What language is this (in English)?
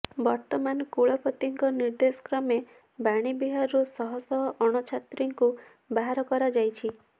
Odia